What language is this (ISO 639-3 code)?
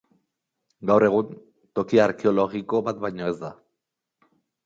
eus